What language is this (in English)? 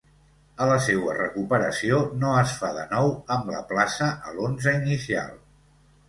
Catalan